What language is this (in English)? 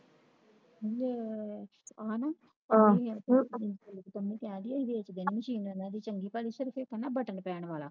Punjabi